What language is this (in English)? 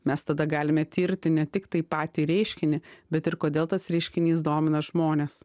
Lithuanian